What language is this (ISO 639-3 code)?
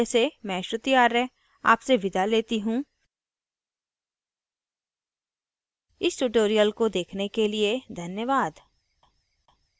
hin